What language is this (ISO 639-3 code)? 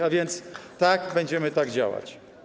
pol